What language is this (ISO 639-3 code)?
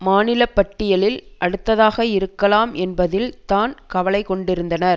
tam